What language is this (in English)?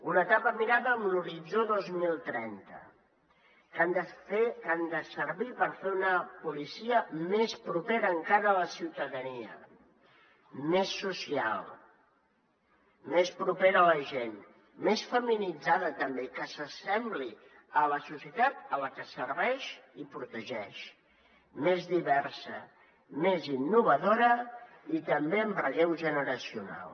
Catalan